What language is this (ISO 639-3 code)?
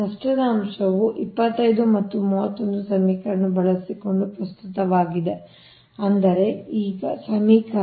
kan